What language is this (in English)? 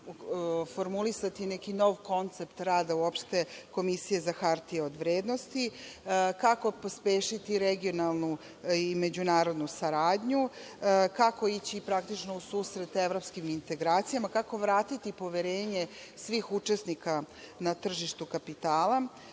Serbian